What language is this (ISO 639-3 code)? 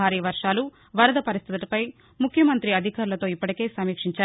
tel